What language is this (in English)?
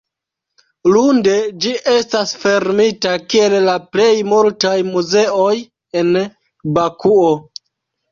Esperanto